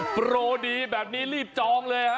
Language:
Thai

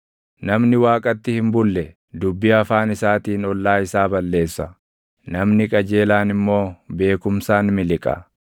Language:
Oromo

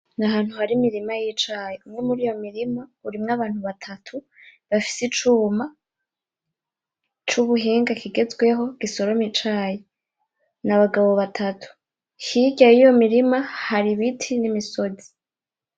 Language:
Rundi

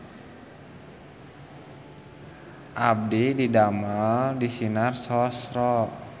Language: Sundanese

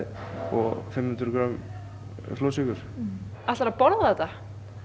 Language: Icelandic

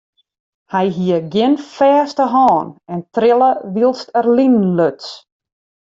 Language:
Western Frisian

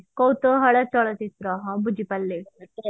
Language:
Odia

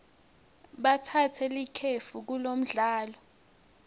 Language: Swati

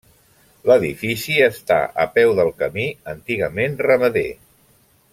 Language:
Catalan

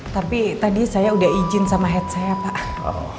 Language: Indonesian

